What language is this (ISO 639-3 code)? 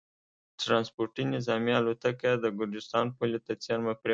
pus